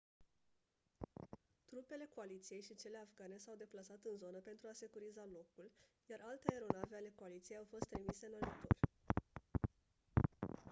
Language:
Romanian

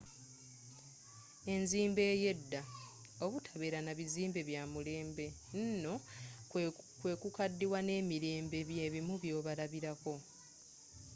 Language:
Ganda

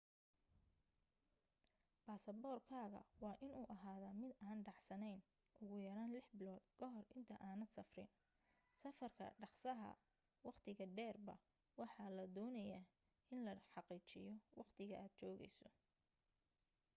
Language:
Somali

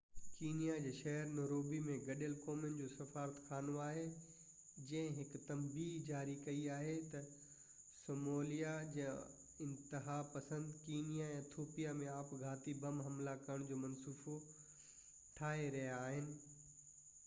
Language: Sindhi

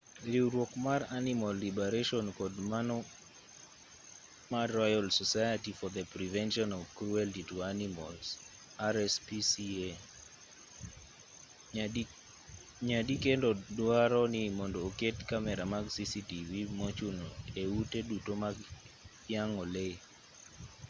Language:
Luo (Kenya and Tanzania)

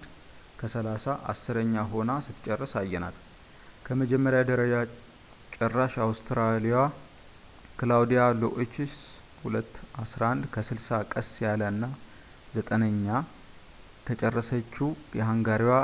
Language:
Amharic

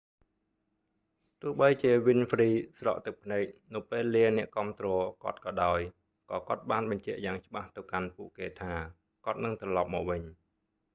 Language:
Khmer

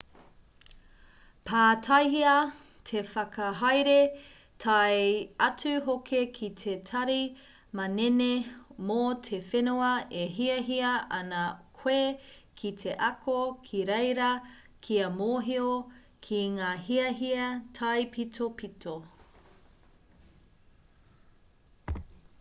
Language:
Māori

